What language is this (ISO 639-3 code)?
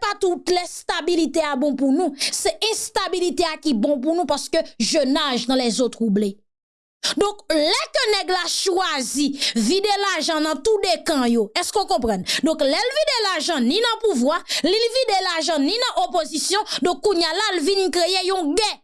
fra